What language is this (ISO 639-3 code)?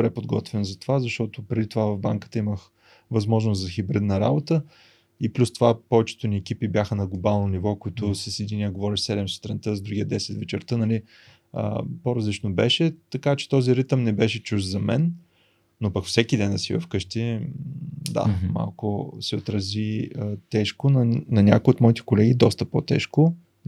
bul